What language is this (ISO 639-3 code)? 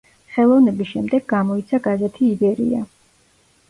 kat